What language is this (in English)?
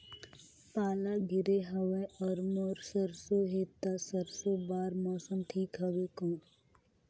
Chhattisgarhi